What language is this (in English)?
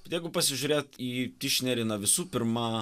Lithuanian